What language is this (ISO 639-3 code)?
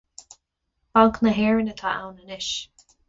gle